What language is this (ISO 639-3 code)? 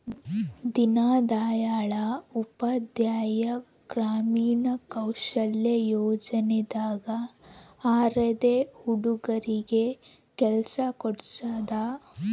kan